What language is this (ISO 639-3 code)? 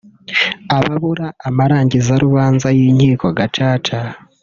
kin